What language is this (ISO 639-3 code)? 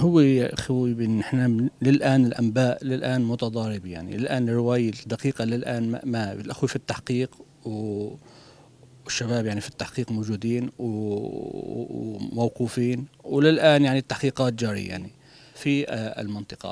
ara